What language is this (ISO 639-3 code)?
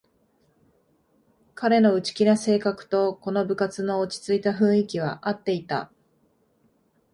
jpn